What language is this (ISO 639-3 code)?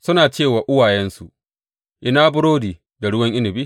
hau